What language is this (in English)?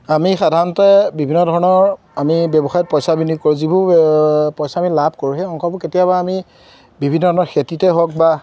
Assamese